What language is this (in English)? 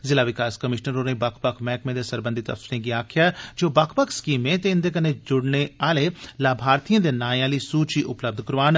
Dogri